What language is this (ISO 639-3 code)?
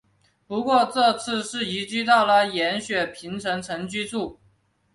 zho